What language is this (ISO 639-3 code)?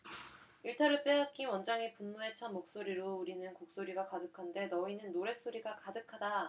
kor